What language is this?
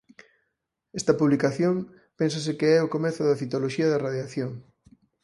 Galician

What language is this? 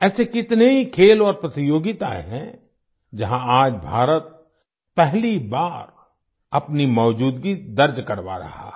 Hindi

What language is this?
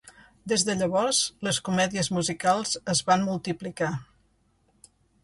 Catalan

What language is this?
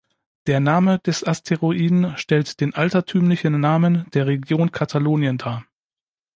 German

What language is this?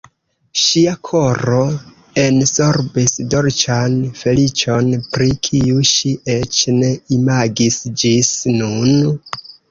Esperanto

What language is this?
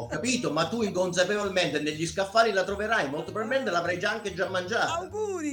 Italian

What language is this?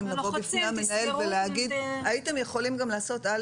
Hebrew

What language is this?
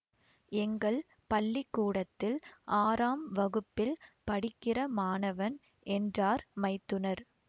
Tamil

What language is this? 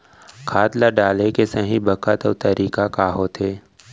Chhattisgarhi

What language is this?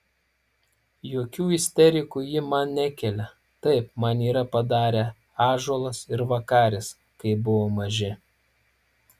Lithuanian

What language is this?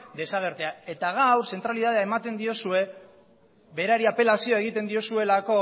Basque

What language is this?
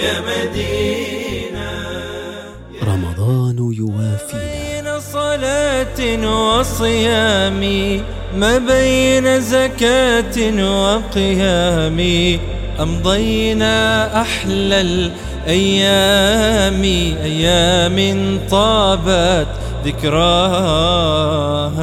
Arabic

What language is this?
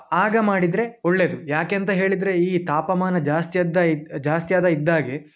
Kannada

